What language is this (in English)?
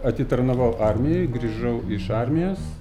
Lithuanian